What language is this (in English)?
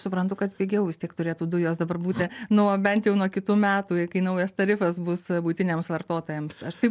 Lithuanian